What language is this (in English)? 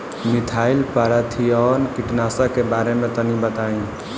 Bhojpuri